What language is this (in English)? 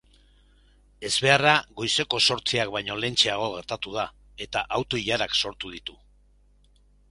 Basque